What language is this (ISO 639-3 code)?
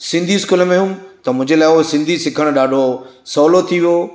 snd